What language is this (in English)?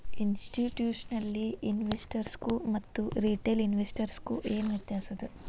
Kannada